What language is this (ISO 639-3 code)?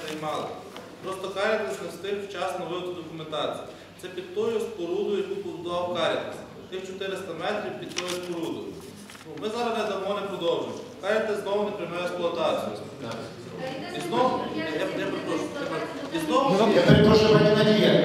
ukr